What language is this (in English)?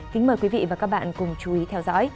Vietnamese